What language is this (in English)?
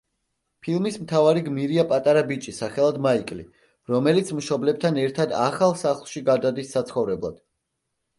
Georgian